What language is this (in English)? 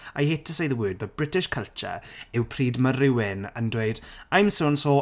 Welsh